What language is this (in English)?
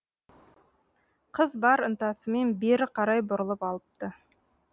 Kazakh